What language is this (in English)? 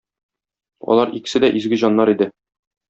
Tatar